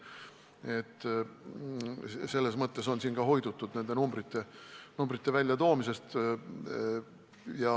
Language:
Estonian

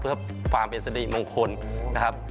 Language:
Thai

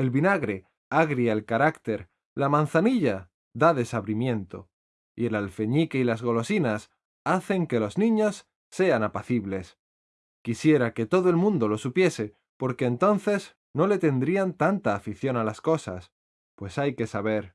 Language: Spanish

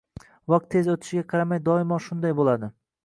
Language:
Uzbek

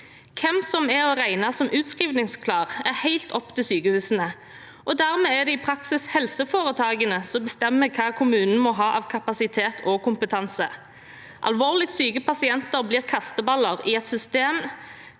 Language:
Norwegian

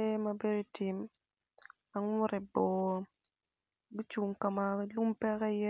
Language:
Acoli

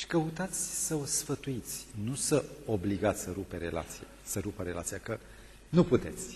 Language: Romanian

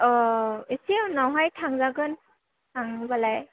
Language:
Bodo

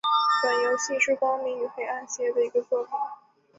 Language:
Chinese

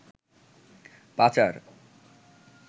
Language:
Bangla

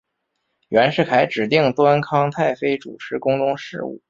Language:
Chinese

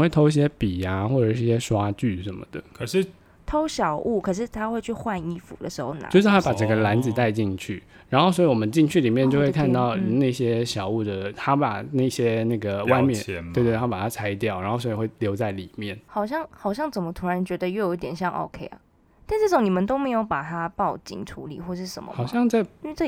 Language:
Chinese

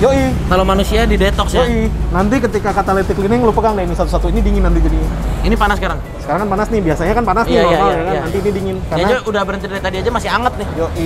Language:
Indonesian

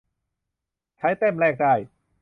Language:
Thai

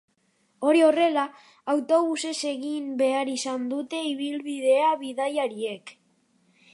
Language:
Basque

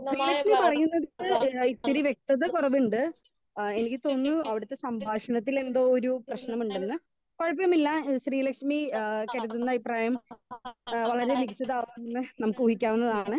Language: Malayalam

